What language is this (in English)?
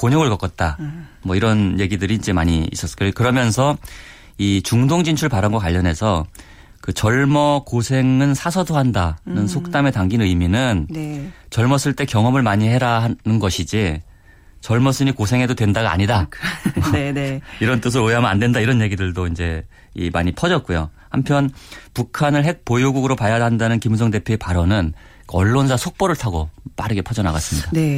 Korean